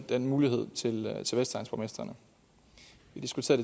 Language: Danish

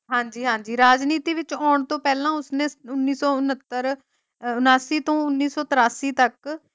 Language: Punjabi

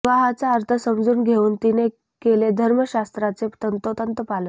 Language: Marathi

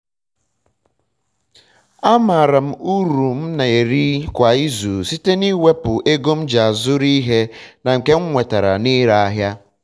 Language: Igbo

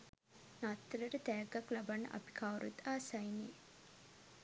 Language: Sinhala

